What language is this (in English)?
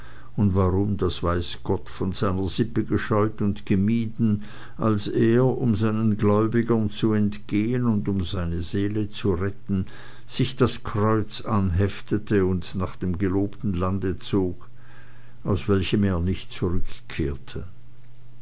German